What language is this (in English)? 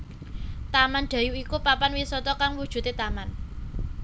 Javanese